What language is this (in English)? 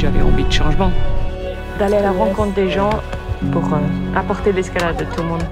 French